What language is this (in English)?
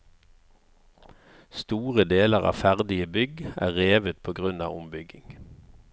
Norwegian